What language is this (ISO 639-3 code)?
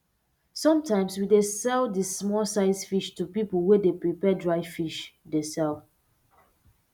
pcm